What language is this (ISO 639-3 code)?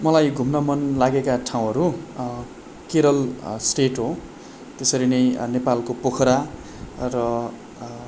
nep